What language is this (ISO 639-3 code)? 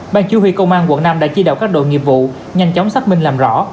vie